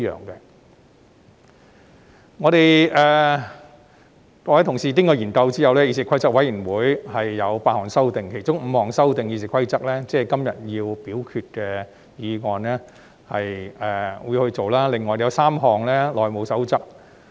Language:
Cantonese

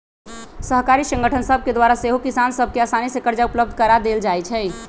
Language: Magahi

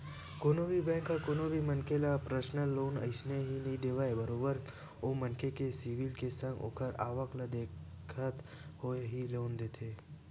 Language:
Chhattisgarhi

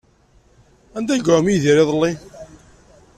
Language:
Kabyle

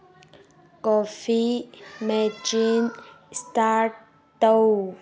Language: Manipuri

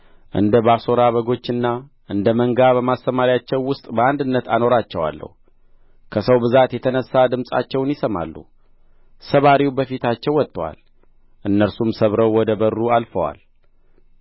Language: Amharic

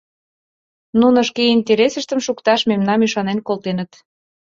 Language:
Mari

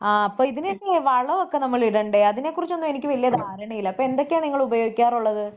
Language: Malayalam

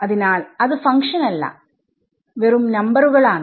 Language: Malayalam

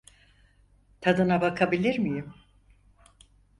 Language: Turkish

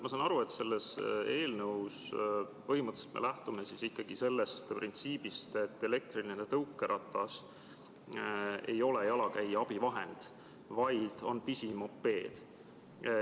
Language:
Estonian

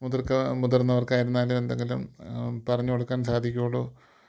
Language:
Malayalam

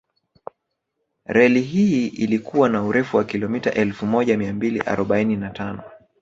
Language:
Swahili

